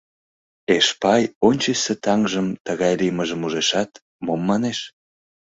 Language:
Mari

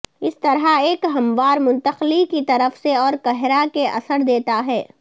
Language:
Urdu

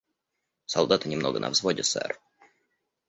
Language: Russian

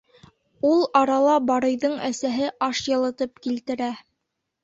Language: Bashkir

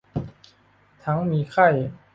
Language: Thai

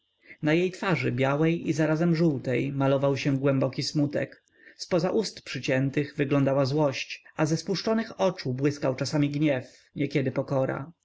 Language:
Polish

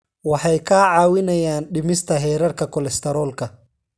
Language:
Somali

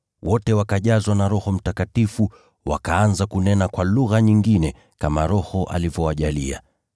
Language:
Swahili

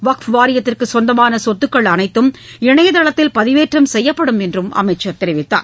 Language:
Tamil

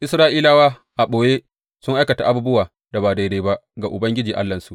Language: Hausa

